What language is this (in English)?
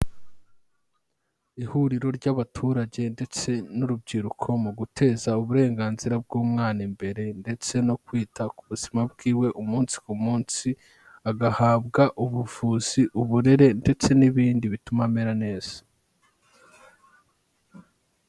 Kinyarwanda